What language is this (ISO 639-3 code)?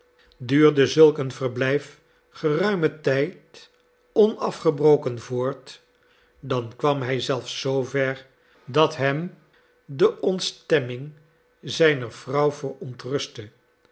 nld